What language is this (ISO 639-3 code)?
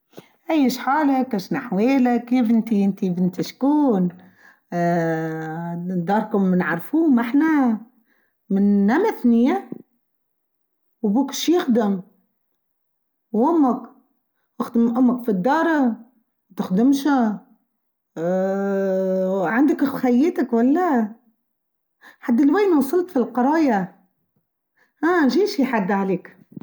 aeb